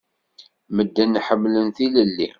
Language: Kabyle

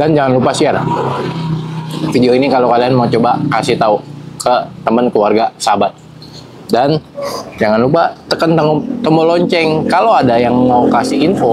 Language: Indonesian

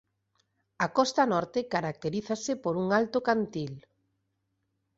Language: Galician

